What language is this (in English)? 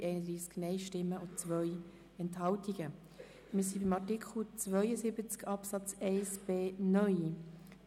Swiss German